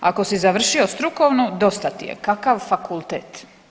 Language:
Croatian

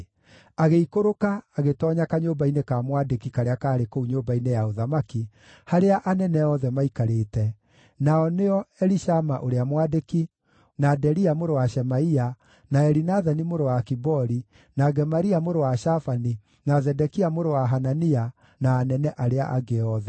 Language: Kikuyu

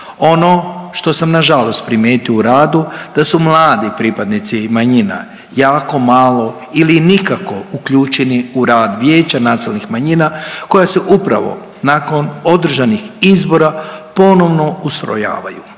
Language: Croatian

